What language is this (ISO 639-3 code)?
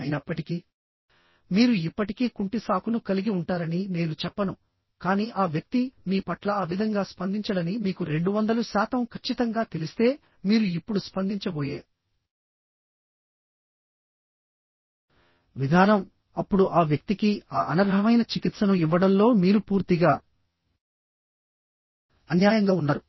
tel